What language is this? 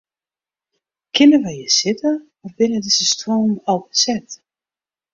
Western Frisian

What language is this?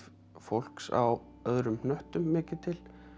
Icelandic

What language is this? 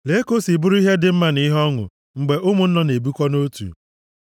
Igbo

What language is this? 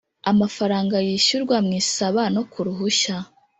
Kinyarwanda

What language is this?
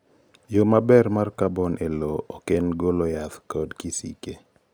Luo (Kenya and Tanzania)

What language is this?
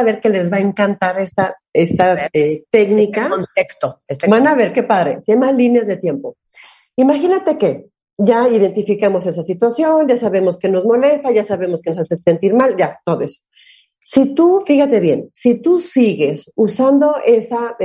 Spanish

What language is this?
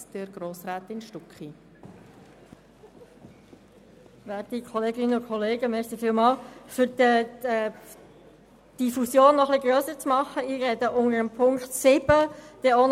Swiss German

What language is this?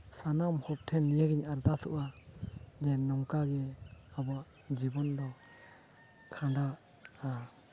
Santali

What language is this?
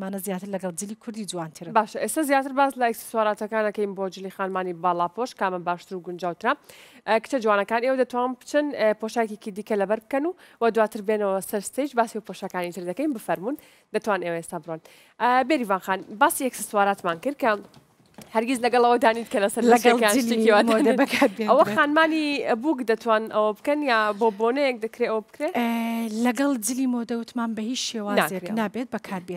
Arabic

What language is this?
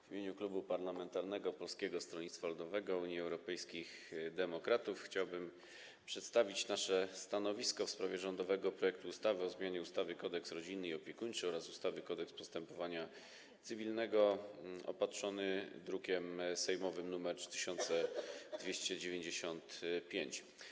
Polish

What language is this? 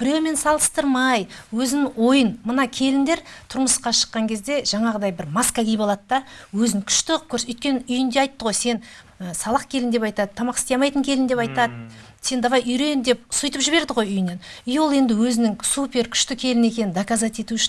Turkish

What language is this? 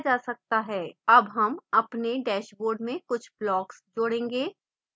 Hindi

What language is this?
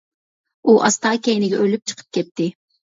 Uyghur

